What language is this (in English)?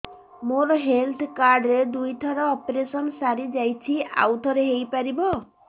Odia